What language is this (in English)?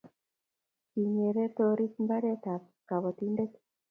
Kalenjin